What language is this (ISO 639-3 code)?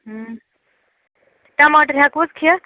kas